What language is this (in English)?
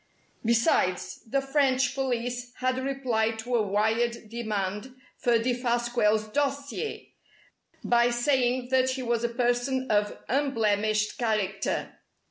English